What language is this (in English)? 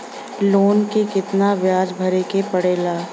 Bhojpuri